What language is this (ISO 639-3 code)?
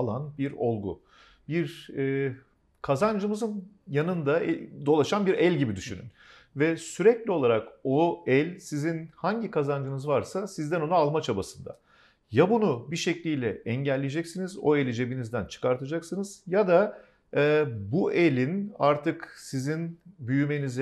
tur